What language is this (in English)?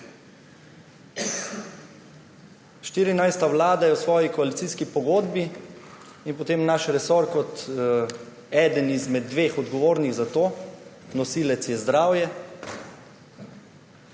Slovenian